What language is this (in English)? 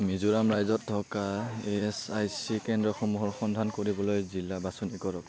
Assamese